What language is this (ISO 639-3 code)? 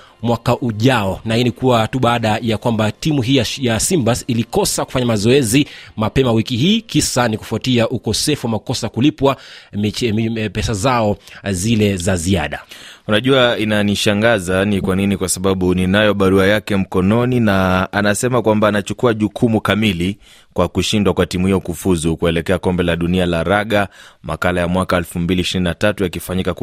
swa